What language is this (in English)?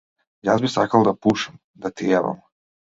Macedonian